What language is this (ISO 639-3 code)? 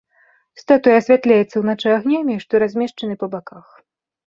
bel